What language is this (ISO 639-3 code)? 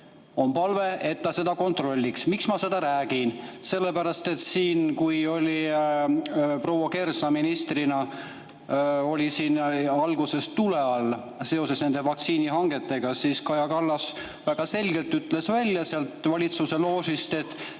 est